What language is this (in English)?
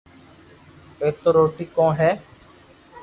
Loarki